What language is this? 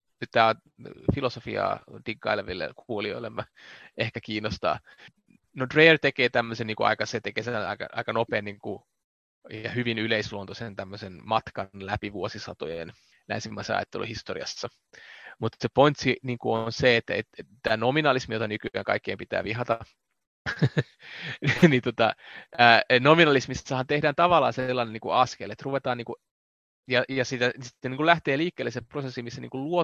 Finnish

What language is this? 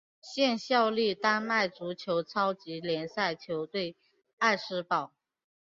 Chinese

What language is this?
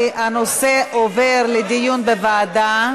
Hebrew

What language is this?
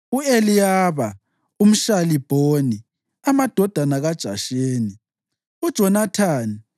North Ndebele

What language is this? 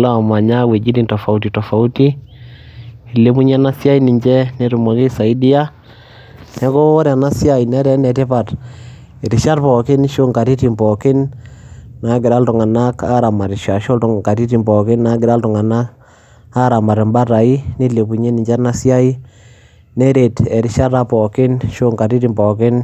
Masai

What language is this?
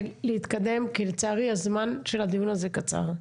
Hebrew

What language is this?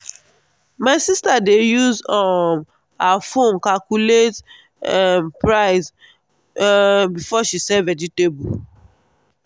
Nigerian Pidgin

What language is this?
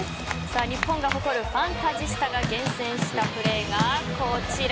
Japanese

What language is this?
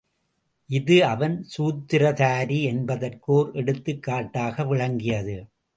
Tamil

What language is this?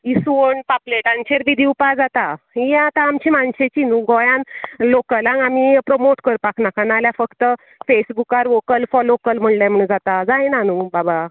Konkani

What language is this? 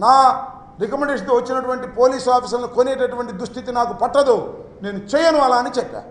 Telugu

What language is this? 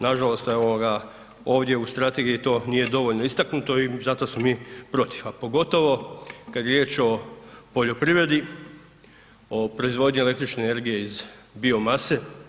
Croatian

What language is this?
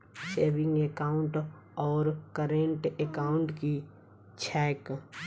Maithili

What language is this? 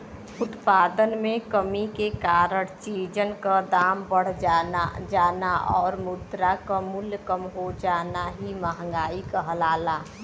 Bhojpuri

